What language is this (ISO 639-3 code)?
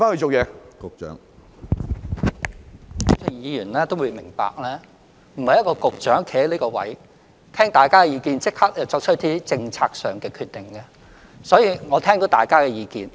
yue